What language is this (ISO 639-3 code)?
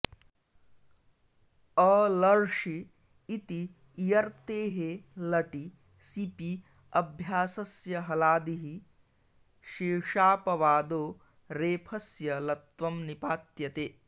san